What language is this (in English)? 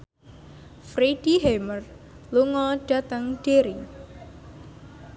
Javanese